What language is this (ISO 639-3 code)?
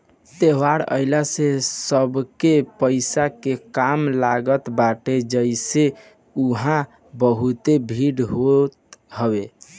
bho